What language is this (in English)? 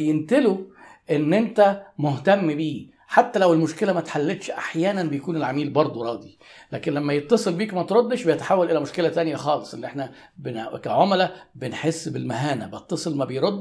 Arabic